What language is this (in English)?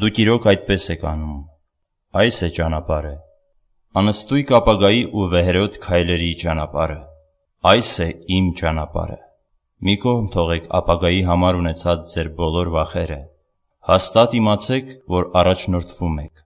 Turkish